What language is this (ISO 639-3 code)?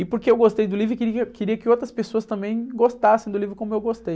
por